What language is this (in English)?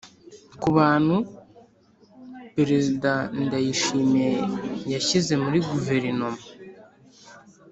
Kinyarwanda